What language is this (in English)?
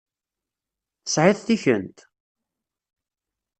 Kabyle